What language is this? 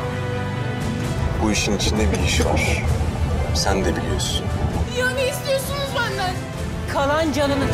Turkish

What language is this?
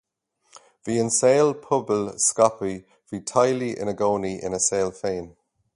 Irish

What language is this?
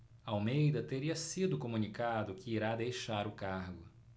Portuguese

